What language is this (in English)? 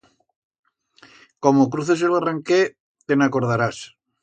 Aragonese